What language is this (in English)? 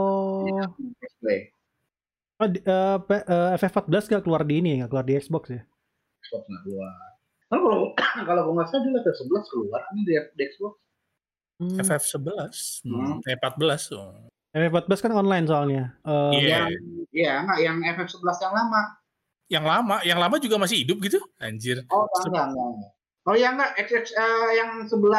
Indonesian